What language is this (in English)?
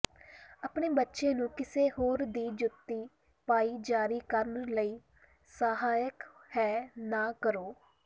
Punjabi